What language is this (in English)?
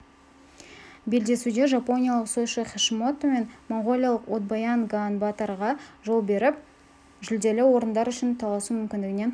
Kazakh